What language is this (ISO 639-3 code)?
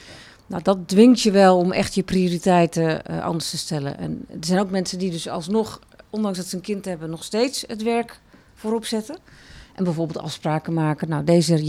nld